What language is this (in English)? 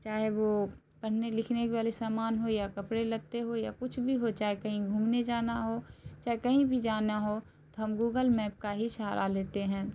Urdu